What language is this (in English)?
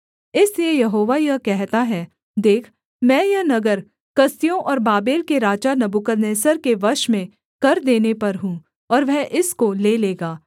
Hindi